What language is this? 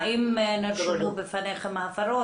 Hebrew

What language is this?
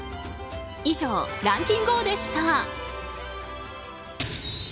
Japanese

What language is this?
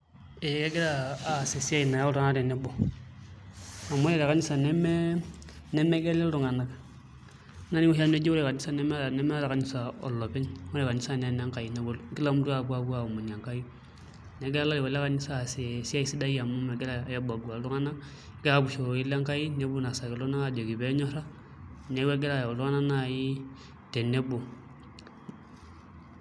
Masai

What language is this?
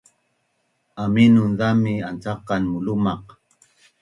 Bunun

